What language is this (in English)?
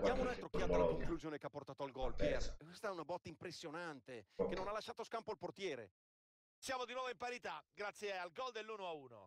Italian